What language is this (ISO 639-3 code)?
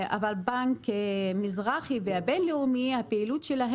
heb